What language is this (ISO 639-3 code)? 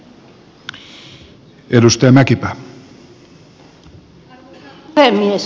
fin